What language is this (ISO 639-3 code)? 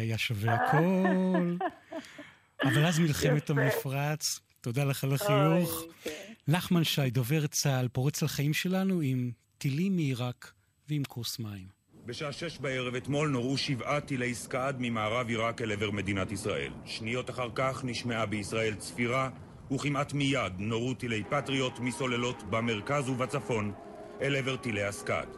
heb